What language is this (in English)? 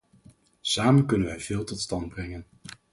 Dutch